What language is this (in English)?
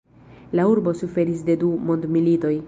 Esperanto